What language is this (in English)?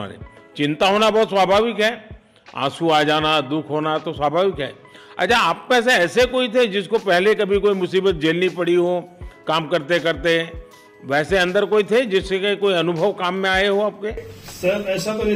Hindi